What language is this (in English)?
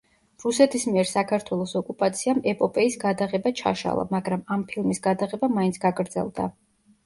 Georgian